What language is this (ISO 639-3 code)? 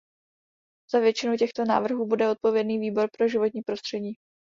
ces